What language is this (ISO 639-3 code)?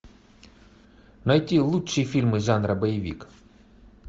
rus